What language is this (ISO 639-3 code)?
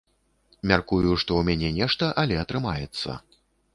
bel